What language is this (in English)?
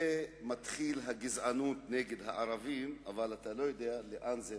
Hebrew